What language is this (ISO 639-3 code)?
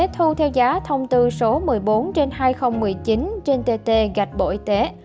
vie